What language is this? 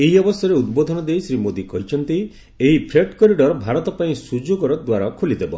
Odia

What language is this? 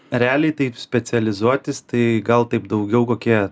Lithuanian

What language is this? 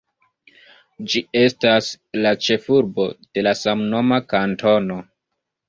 Esperanto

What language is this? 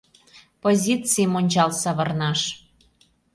Mari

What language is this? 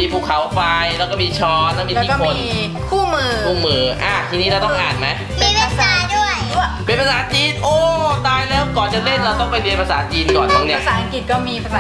Thai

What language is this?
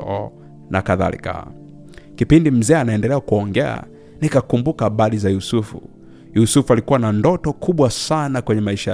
Swahili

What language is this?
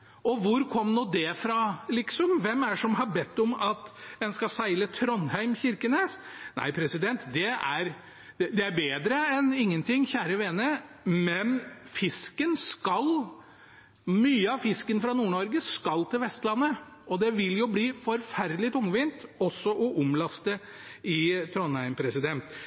Norwegian Bokmål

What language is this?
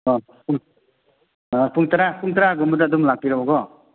Manipuri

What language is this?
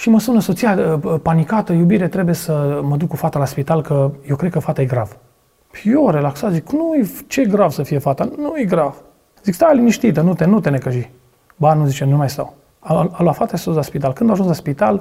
Romanian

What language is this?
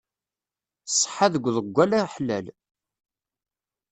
Kabyle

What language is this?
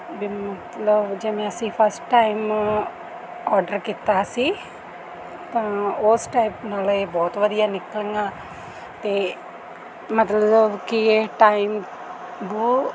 Punjabi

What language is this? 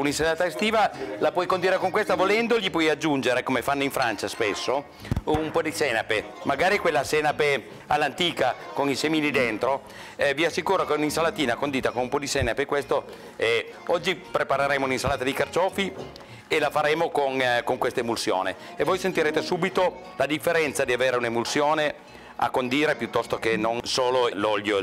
Italian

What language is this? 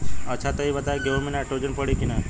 Bhojpuri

